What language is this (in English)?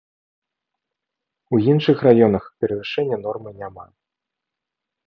Belarusian